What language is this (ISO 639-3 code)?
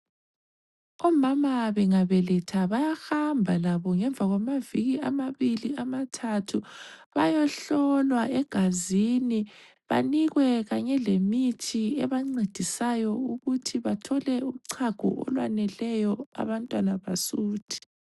nde